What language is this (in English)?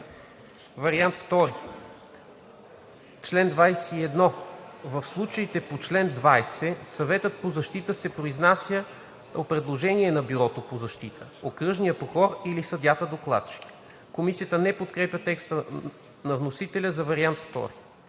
Bulgarian